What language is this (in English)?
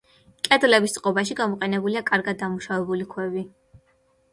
Georgian